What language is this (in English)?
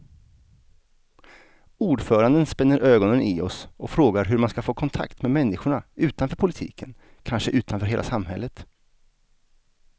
Swedish